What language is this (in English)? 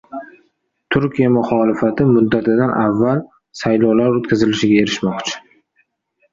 Uzbek